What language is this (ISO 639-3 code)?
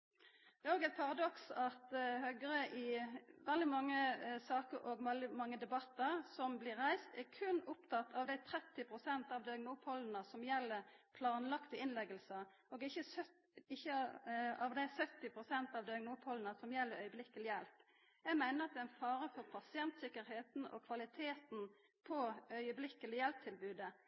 nno